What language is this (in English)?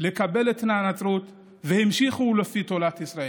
Hebrew